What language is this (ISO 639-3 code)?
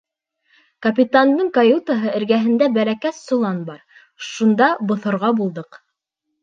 bak